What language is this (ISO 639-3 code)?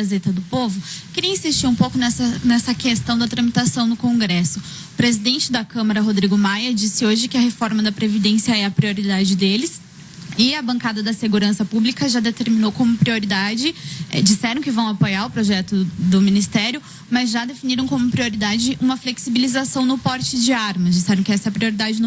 por